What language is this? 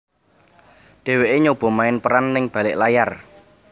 Javanese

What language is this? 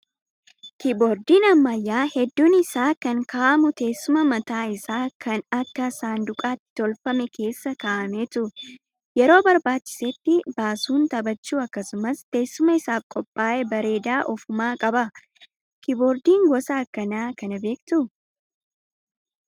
Oromo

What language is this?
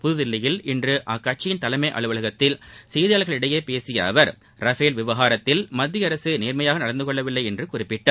Tamil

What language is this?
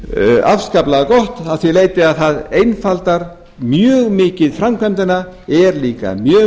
Icelandic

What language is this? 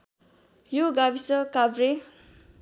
Nepali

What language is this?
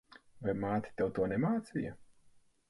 Latvian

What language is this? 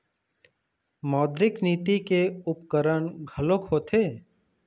Chhattisgarhi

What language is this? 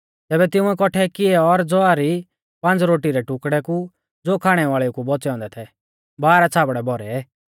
Mahasu Pahari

